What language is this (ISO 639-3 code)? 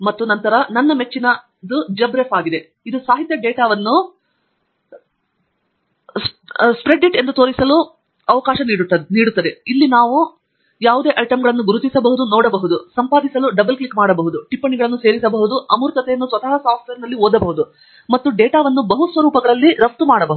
kan